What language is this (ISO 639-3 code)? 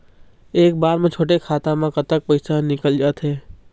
hne